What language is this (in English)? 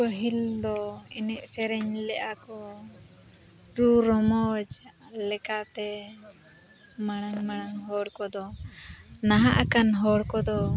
Santali